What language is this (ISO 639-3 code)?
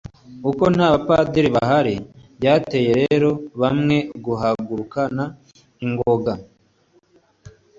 kin